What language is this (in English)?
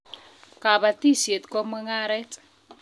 Kalenjin